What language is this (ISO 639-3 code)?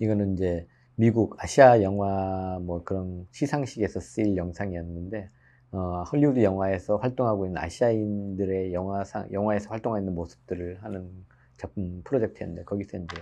kor